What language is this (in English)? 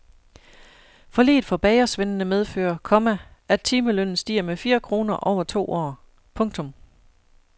Danish